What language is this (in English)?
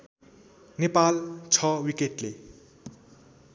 Nepali